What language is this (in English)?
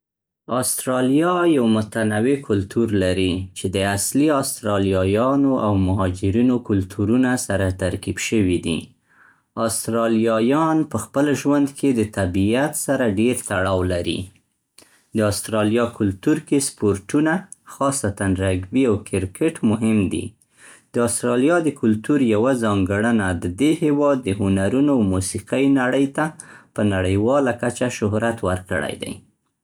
Central Pashto